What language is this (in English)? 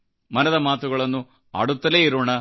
Kannada